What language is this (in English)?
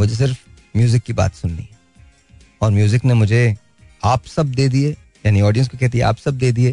Hindi